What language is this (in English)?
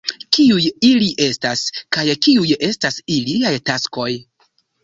Esperanto